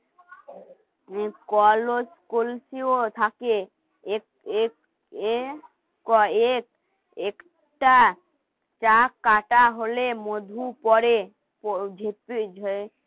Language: Bangla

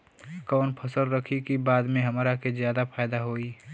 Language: Bhojpuri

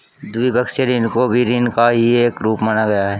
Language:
Hindi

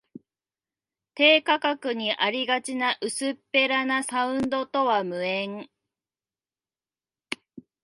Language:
Japanese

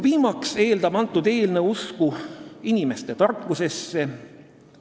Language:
Estonian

